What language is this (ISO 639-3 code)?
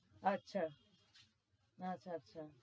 ben